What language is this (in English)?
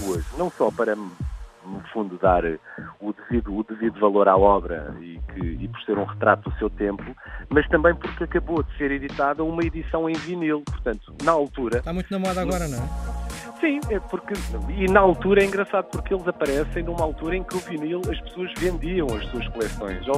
Portuguese